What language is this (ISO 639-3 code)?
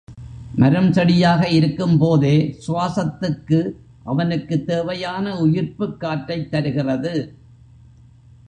tam